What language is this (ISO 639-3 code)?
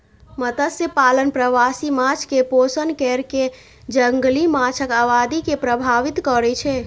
mai